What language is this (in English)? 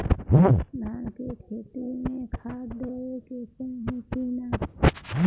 Bhojpuri